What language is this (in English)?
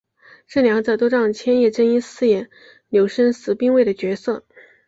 Chinese